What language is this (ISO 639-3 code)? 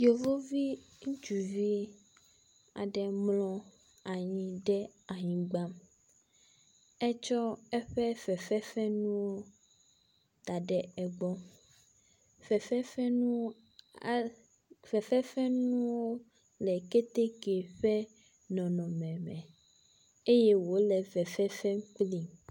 ewe